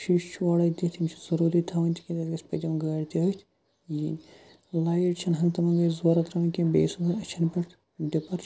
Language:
Kashmiri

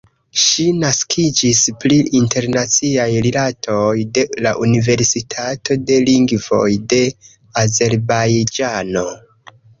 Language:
Esperanto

